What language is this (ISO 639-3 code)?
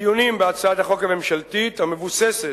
heb